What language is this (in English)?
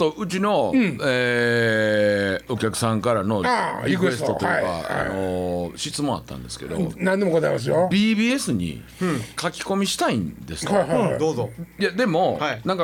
Japanese